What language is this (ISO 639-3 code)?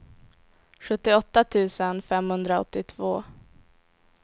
swe